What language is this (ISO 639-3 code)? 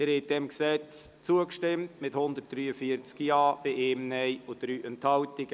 gsw